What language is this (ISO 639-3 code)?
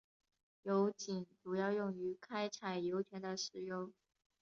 zho